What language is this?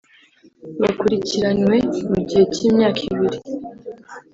Kinyarwanda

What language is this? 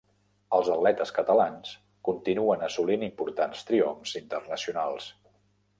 Catalan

